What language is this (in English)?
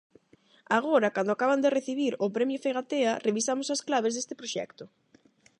Galician